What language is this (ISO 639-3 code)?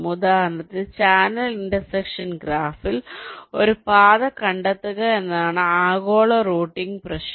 mal